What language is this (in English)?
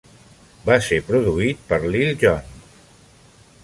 Catalan